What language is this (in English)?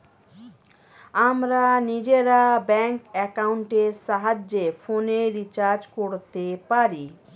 Bangla